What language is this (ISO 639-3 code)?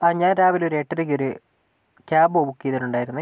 mal